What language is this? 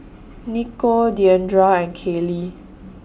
English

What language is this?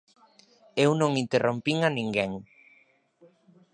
Galician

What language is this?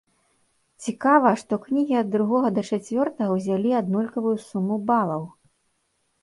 Belarusian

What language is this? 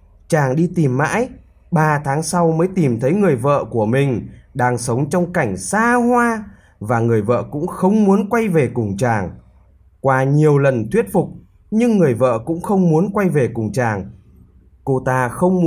Vietnamese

